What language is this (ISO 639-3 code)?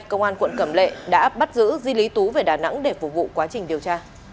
vie